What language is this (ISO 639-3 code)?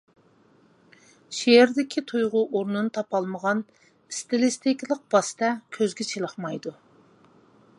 uig